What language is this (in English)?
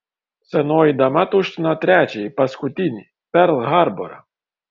Lithuanian